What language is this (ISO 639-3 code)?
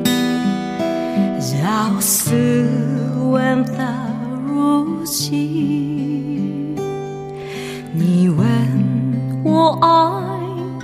kor